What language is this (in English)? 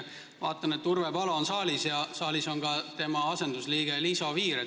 Estonian